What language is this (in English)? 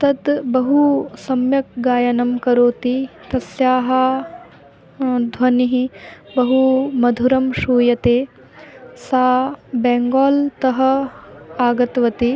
Sanskrit